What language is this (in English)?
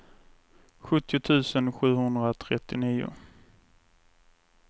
Swedish